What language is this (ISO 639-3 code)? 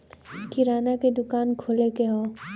bho